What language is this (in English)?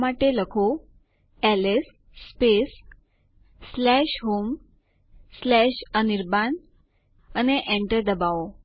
Gujarati